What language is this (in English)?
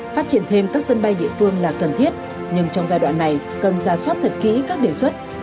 Vietnamese